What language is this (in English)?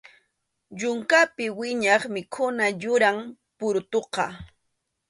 Arequipa-La Unión Quechua